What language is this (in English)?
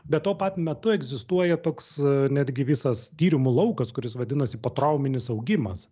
Lithuanian